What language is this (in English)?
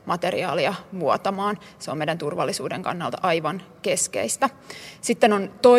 Finnish